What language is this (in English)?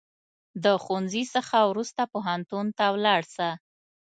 Pashto